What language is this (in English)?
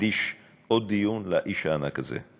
Hebrew